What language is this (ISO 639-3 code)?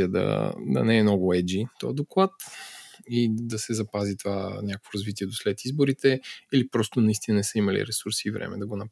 bul